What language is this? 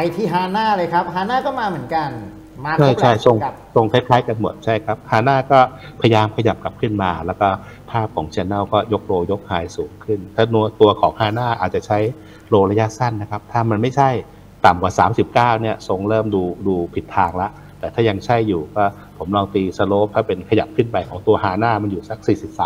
Thai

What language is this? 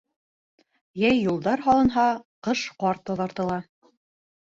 Bashkir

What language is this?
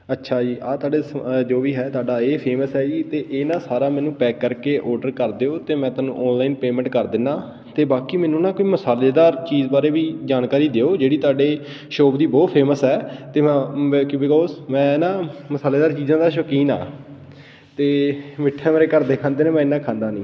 Punjabi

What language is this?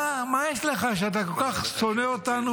Hebrew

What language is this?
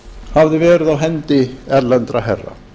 Icelandic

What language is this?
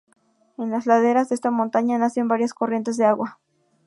Spanish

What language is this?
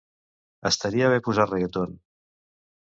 Catalan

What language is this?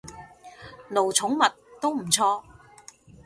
Cantonese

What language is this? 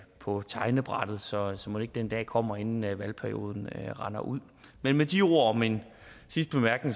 Danish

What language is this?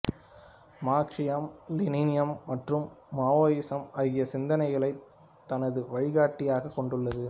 Tamil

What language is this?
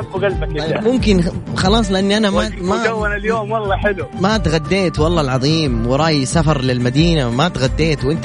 Arabic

